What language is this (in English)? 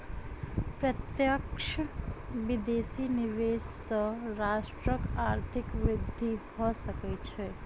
Maithili